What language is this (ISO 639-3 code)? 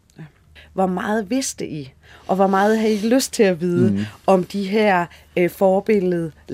dan